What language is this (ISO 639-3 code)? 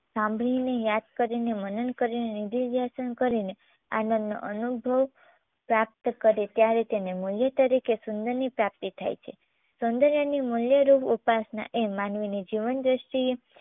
guj